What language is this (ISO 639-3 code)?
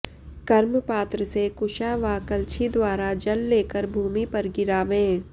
san